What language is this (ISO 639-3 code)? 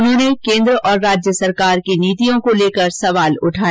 hin